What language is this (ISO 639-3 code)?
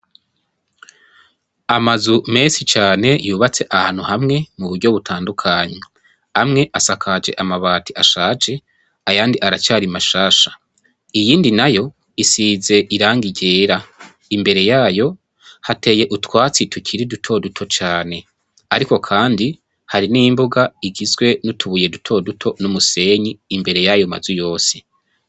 run